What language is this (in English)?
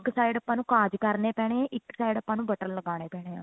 Punjabi